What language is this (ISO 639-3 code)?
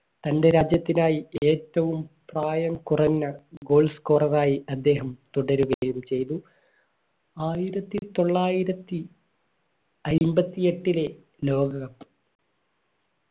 mal